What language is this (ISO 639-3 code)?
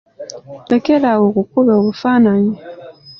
lug